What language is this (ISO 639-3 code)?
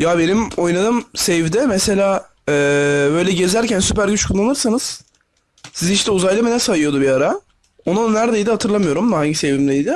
tur